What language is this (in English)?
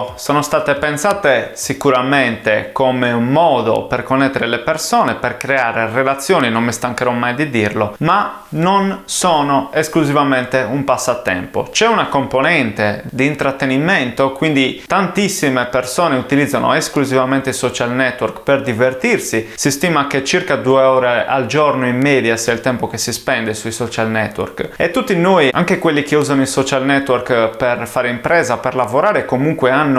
Italian